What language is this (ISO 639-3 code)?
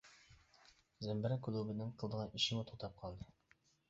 uig